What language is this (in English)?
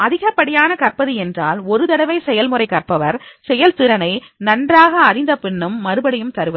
Tamil